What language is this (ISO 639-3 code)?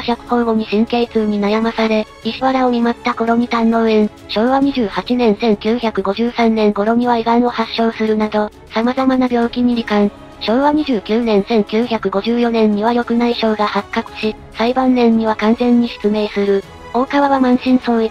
jpn